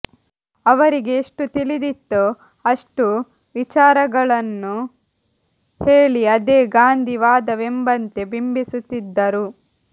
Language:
Kannada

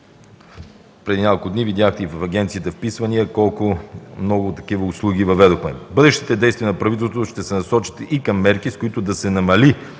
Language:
Bulgarian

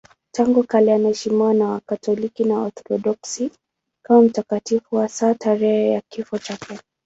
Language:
Swahili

